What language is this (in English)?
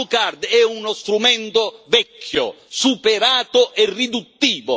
Italian